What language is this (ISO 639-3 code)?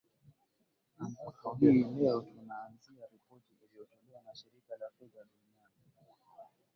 swa